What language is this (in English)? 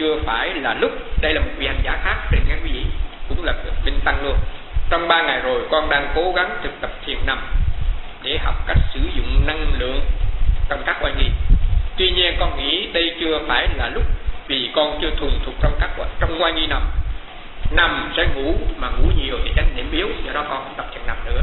Vietnamese